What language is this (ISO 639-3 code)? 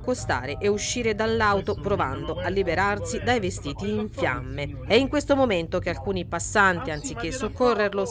ita